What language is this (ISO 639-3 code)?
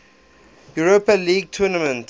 eng